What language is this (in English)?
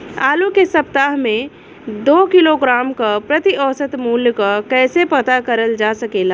Bhojpuri